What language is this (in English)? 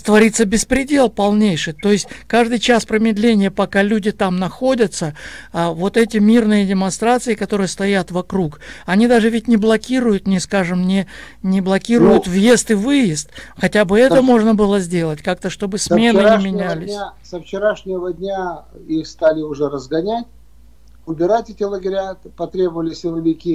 Russian